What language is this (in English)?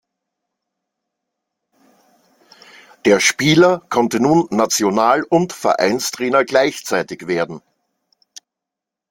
German